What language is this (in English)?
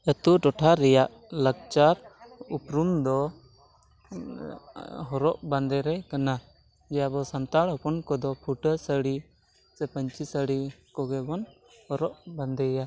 Santali